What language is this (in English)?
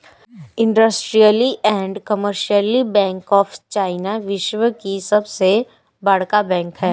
Bhojpuri